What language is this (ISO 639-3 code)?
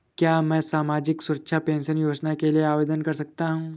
hin